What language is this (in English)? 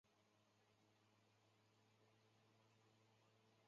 Chinese